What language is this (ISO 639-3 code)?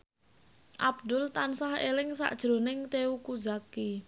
jav